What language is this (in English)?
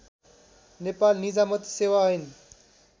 Nepali